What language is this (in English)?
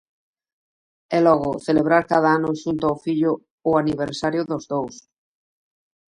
Galician